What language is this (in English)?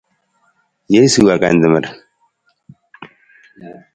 Nawdm